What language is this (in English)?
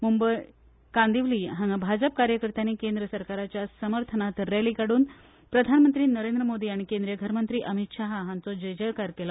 Konkani